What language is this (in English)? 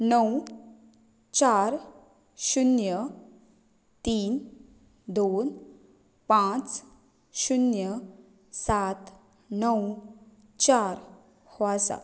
Konkani